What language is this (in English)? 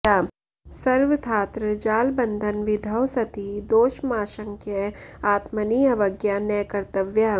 Sanskrit